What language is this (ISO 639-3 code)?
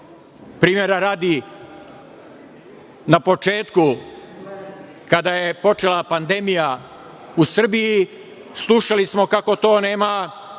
srp